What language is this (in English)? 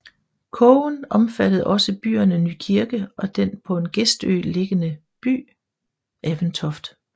Danish